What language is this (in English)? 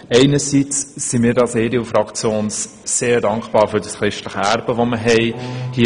Swiss German